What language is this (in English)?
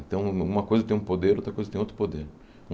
Portuguese